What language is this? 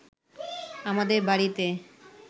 Bangla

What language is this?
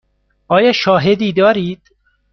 Persian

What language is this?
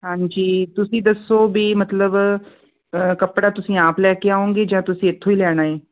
Punjabi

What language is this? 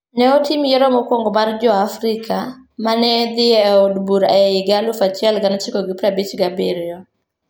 Luo (Kenya and Tanzania)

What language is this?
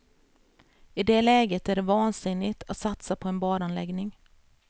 Swedish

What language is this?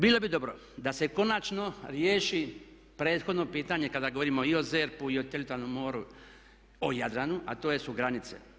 Croatian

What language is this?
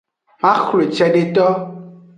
Aja (Benin)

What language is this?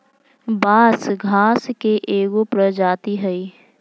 Magahi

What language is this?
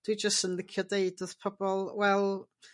Welsh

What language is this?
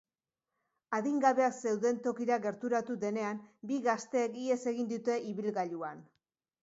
Basque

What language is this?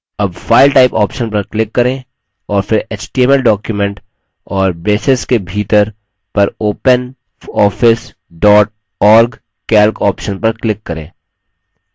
Hindi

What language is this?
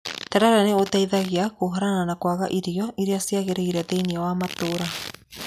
Kikuyu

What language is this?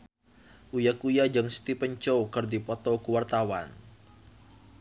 Sundanese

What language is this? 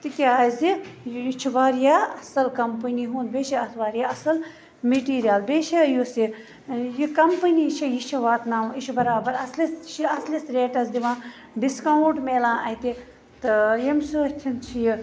Kashmiri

